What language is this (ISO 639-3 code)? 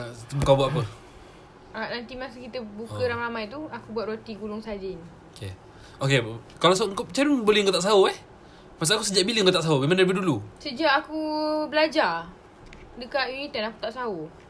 msa